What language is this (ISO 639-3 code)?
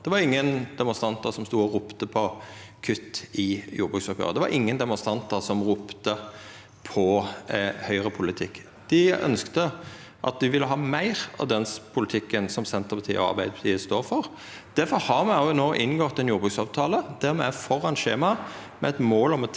nor